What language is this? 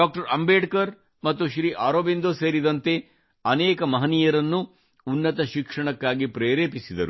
Kannada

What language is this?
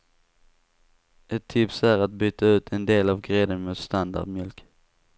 Swedish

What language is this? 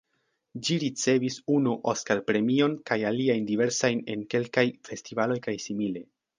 Esperanto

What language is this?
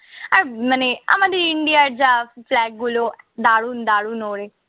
Bangla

